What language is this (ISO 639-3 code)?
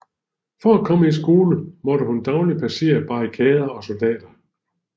dan